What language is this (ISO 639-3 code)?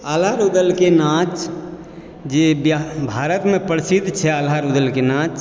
mai